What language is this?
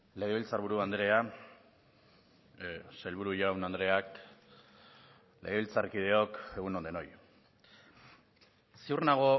Basque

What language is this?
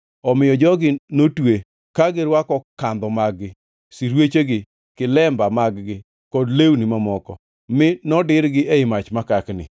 Luo (Kenya and Tanzania)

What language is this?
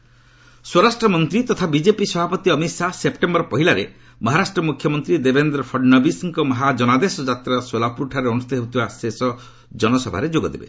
Odia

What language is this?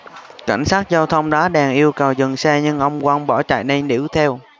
Vietnamese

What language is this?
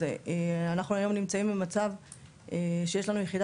Hebrew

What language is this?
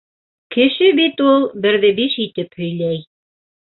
Bashkir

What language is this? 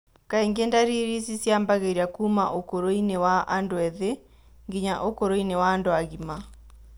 Kikuyu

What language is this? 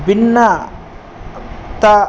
Sanskrit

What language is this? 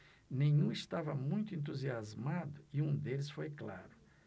Portuguese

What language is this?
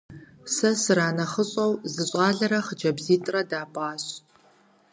Kabardian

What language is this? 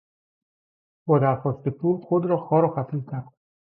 Persian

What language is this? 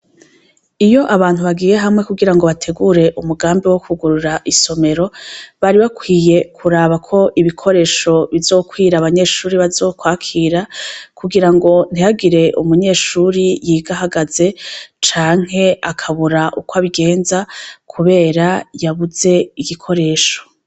Rundi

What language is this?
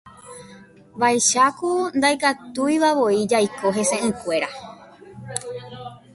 Guarani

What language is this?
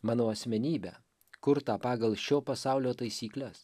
Lithuanian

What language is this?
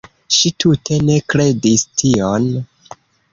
Esperanto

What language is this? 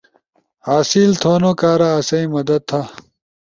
Ushojo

